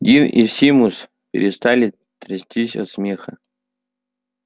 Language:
Russian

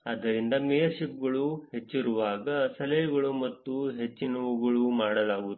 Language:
Kannada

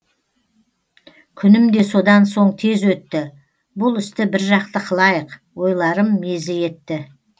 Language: Kazakh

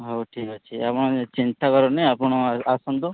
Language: Odia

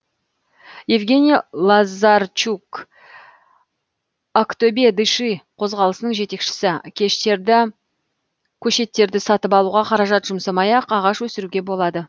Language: Kazakh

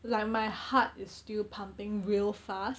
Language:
English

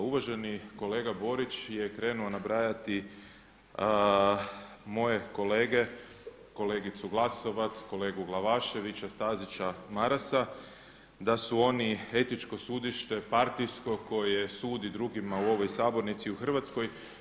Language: Croatian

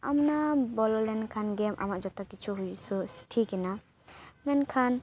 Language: Santali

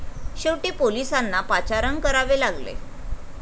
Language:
Marathi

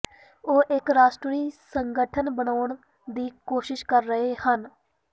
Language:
Punjabi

